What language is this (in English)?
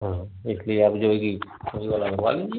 Hindi